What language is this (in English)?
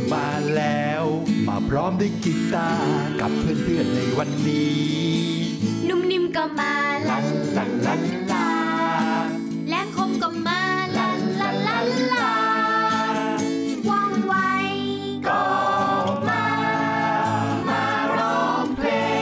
Thai